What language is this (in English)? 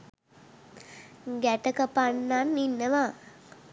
Sinhala